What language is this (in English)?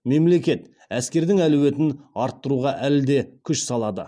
Kazakh